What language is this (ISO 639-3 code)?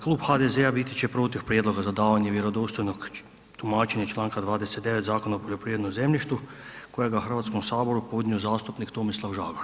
hrv